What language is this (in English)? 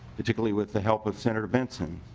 English